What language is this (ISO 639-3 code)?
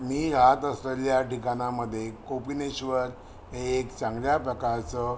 mar